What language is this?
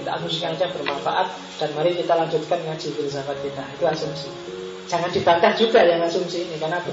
Indonesian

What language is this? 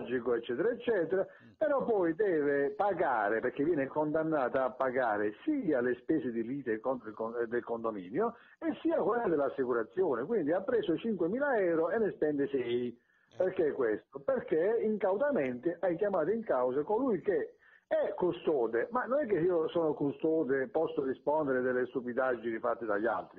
Italian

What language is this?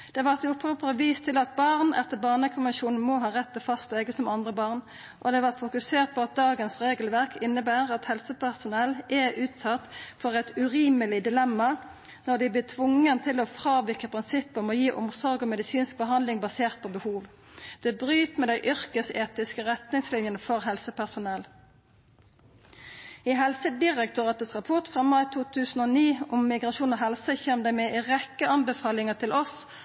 Norwegian Nynorsk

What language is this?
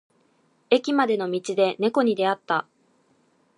Japanese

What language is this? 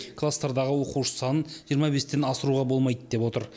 Kazakh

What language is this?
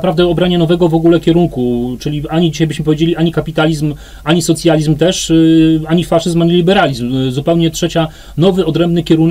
Polish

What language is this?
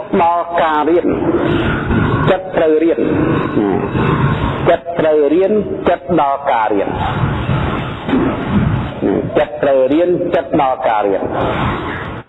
Vietnamese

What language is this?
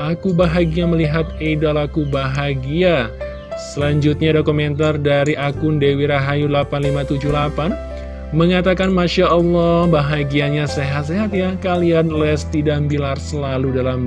Indonesian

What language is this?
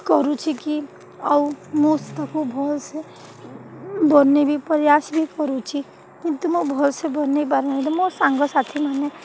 Odia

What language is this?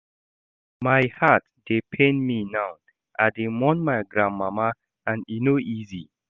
Nigerian Pidgin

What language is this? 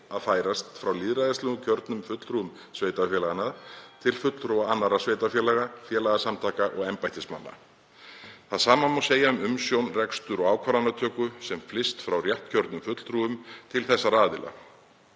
Icelandic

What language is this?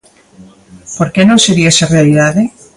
Galician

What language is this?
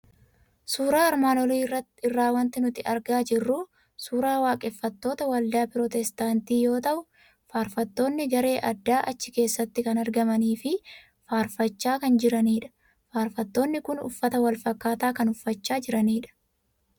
Oromo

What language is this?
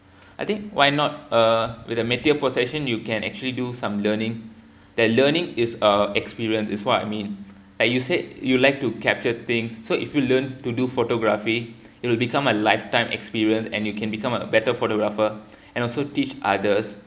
English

